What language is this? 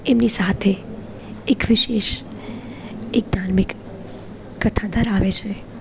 Gujarati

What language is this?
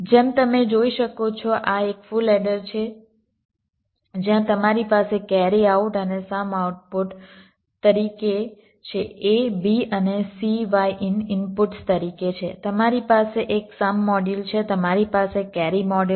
Gujarati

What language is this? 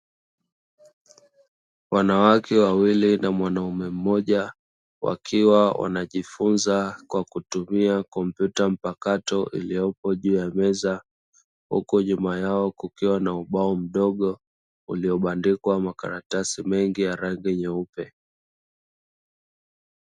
Swahili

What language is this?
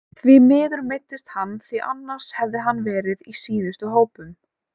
Icelandic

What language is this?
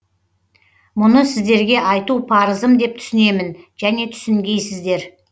Kazakh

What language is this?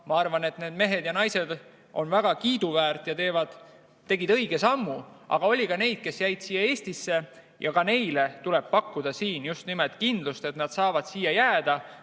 Estonian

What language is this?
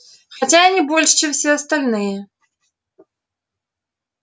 Russian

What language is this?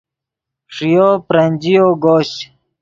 Yidgha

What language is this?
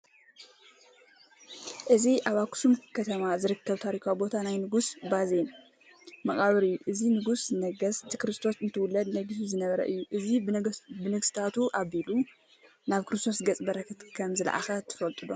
Tigrinya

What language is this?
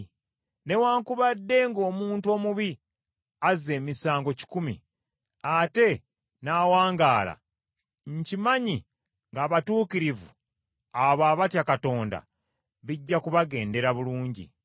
Ganda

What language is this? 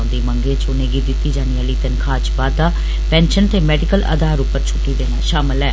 Dogri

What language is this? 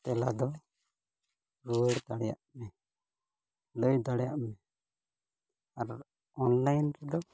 Santali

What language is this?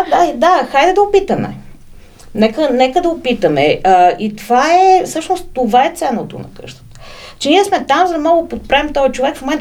Bulgarian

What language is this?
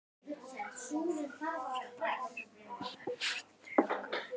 Icelandic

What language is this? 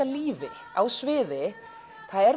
Icelandic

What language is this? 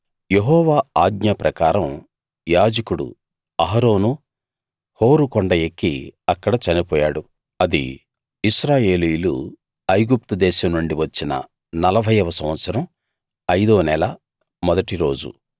Telugu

